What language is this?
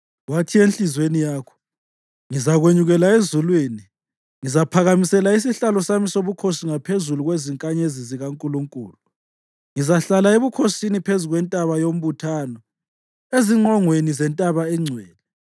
North Ndebele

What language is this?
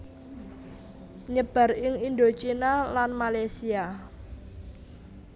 Javanese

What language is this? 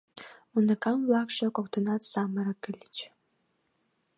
Mari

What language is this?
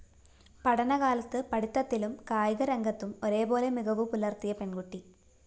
Malayalam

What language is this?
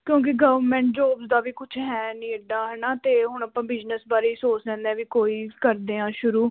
Punjabi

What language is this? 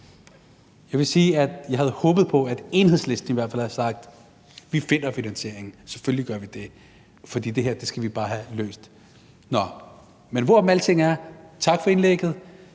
Danish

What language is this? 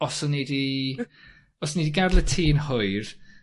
Welsh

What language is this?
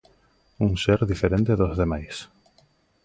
Galician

